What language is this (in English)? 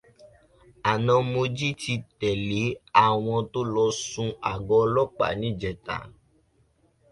Yoruba